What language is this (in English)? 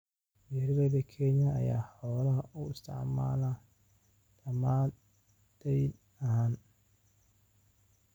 Somali